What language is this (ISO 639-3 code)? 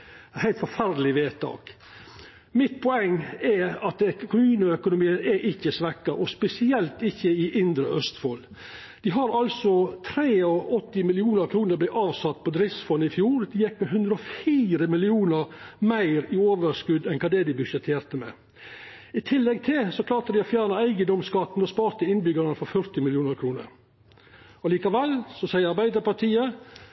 nno